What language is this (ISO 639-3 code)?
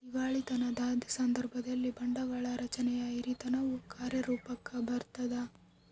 kan